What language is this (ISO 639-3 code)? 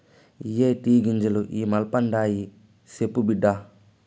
tel